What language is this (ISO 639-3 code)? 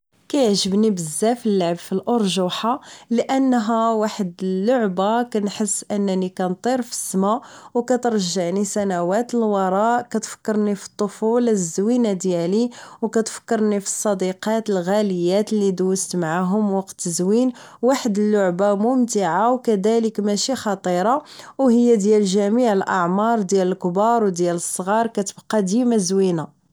ary